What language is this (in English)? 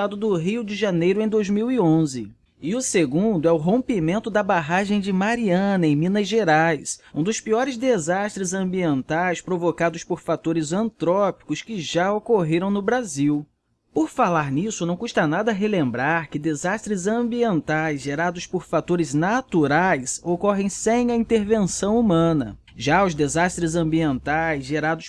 Portuguese